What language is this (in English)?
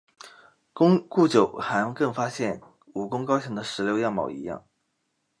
Chinese